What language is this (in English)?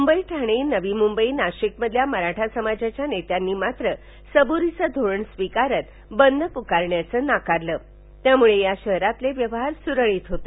Marathi